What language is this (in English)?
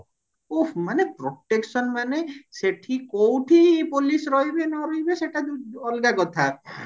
Odia